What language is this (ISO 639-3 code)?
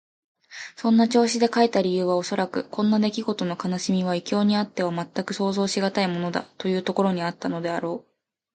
jpn